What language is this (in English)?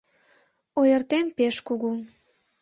Mari